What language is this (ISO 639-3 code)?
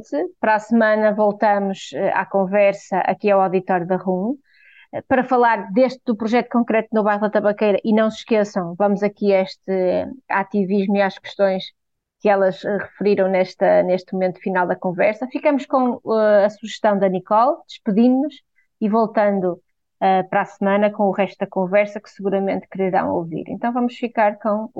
por